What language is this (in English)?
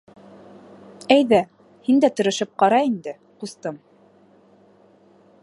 Bashkir